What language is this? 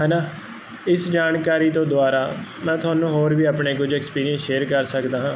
Punjabi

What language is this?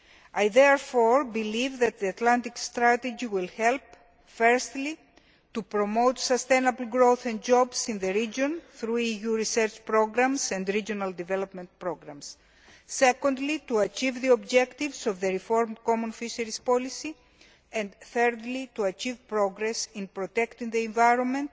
English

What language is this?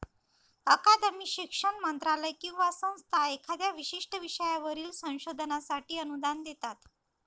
Marathi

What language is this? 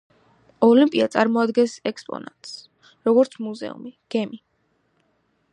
Georgian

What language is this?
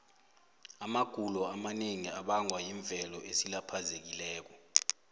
South Ndebele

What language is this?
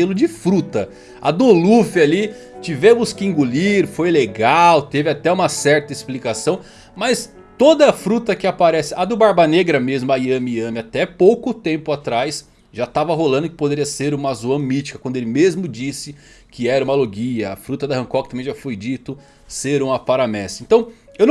Portuguese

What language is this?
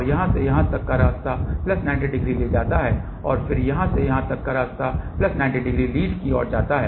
Hindi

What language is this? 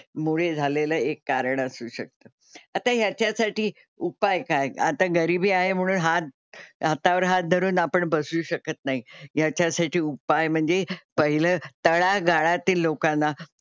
Marathi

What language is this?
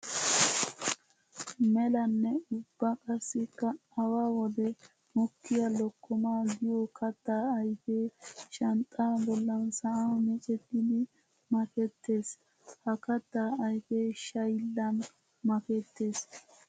Wolaytta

